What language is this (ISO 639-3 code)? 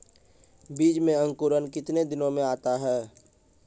mai